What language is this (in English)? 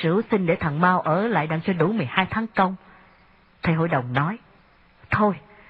Vietnamese